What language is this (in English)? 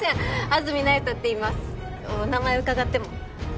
Japanese